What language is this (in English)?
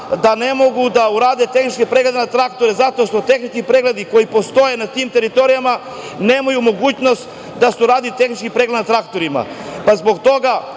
Serbian